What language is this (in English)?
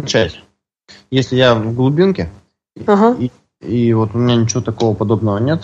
Russian